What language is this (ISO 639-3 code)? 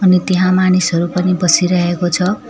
nep